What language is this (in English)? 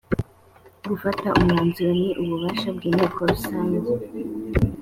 Kinyarwanda